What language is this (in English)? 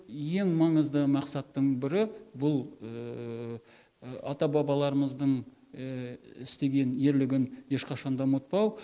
Kazakh